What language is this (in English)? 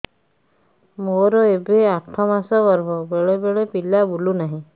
Odia